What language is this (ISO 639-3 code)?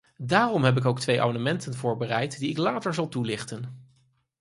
nld